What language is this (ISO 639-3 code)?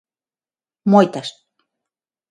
glg